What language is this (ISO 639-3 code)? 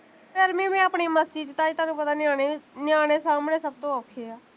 pan